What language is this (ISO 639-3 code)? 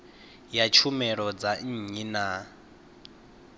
ven